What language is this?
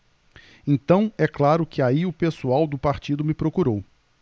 Portuguese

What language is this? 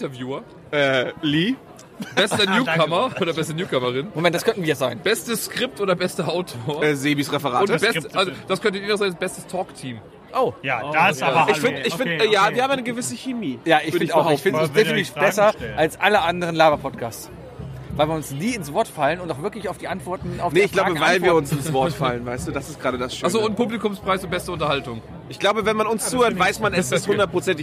German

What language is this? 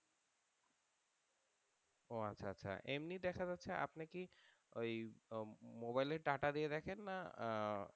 Bangla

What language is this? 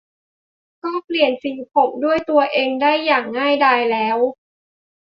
Thai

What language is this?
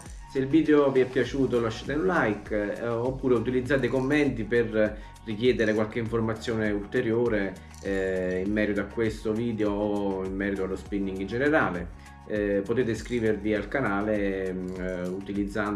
Italian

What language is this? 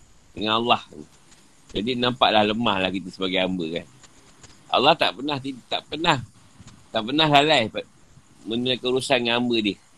Malay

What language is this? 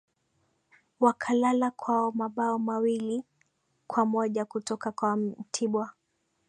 Swahili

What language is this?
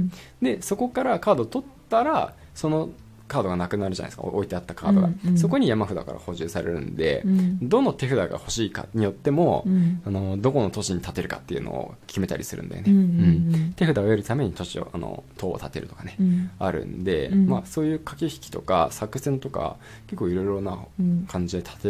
Japanese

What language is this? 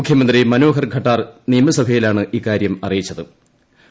Malayalam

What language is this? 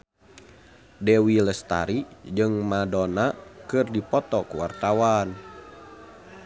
Sundanese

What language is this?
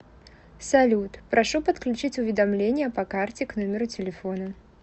Russian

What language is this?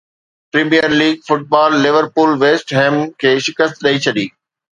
Sindhi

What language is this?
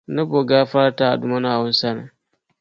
Dagbani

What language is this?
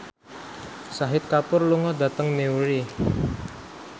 Javanese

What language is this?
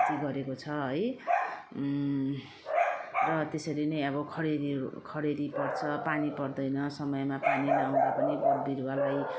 Nepali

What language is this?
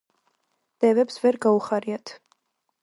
Georgian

